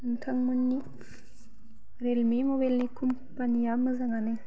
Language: Bodo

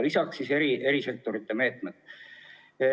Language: Estonian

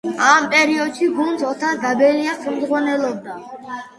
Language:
Georgian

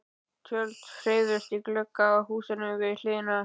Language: Icelandic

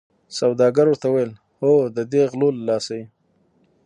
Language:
Pashto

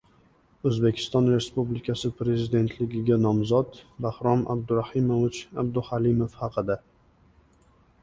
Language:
Uzbek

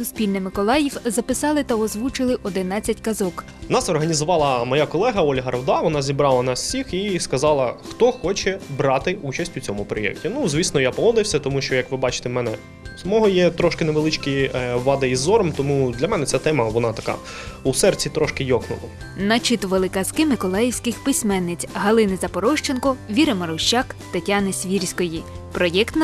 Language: Ukrainian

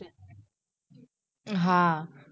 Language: Gujarati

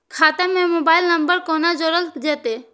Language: Maithili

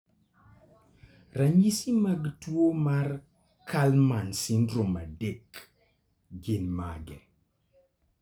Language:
Luo (Kenya and Tanzania)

